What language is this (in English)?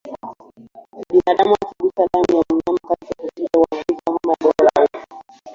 Swahili